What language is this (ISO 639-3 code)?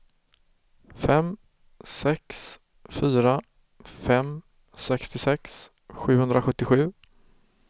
swe